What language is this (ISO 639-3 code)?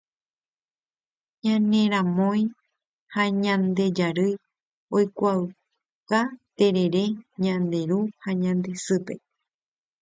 grn